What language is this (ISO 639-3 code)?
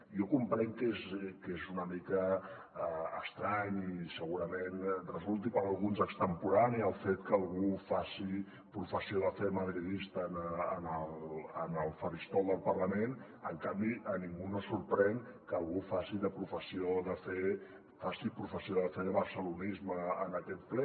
cat